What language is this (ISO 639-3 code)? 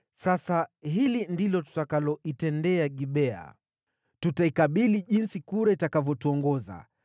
swa